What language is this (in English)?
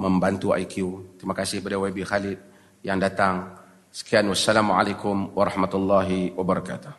Malay